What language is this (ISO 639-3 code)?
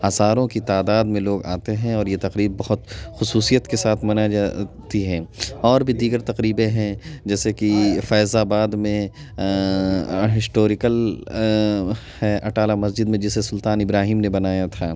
urd